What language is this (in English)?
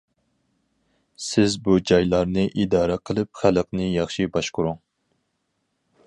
Uyghur